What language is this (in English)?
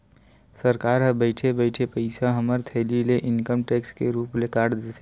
Chhattisgarhi